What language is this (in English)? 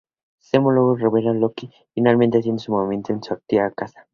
Spanish